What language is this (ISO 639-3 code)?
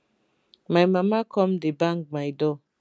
pcm